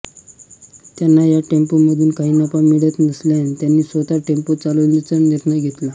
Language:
Marathi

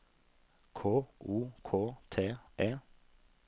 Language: Norwegian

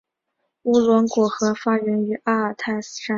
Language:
Chinese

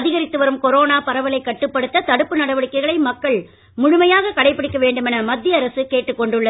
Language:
Tamil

